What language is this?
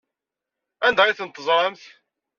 Kabyle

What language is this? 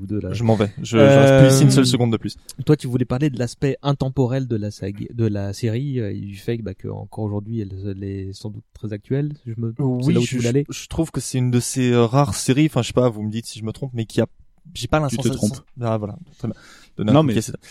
French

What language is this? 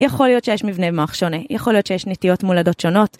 Hebrew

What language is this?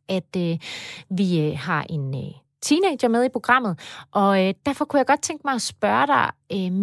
Danish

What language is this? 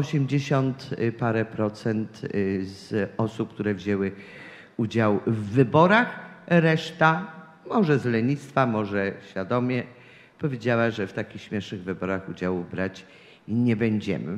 Polish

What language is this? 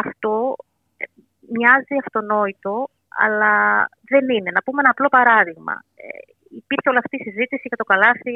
Greek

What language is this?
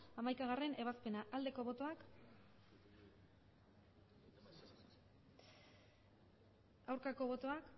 Basque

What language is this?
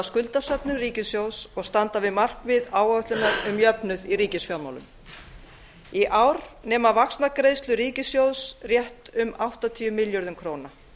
Icelandic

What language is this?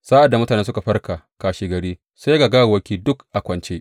Hausa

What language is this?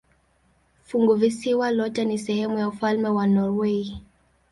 Swahili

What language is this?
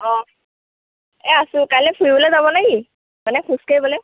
Assamese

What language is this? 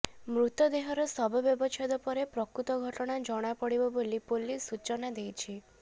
Odia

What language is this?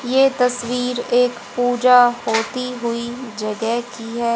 Hindi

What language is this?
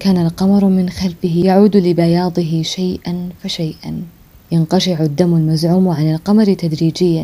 Arabic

